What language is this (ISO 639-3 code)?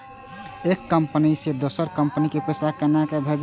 mai